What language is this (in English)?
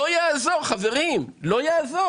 Hebrew